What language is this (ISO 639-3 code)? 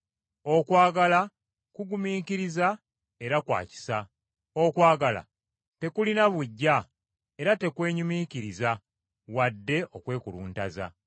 lug